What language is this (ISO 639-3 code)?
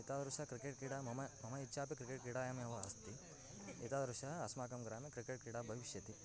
san